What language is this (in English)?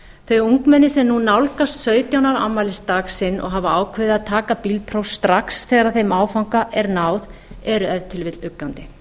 Icelandic